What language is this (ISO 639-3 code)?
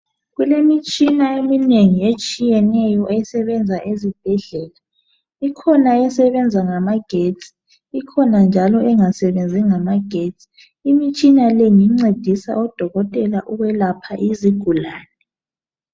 nde